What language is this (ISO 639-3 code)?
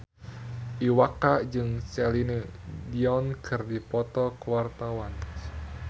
sun